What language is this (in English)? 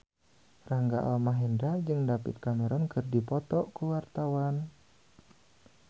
Sundanese